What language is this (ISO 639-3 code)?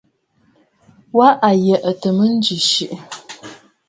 bfd